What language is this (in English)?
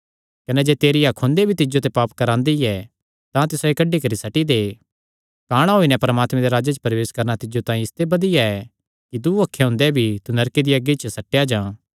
Kangri